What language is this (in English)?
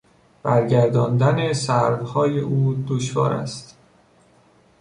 Persian